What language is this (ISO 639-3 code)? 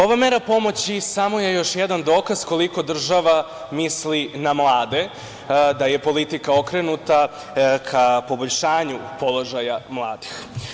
srp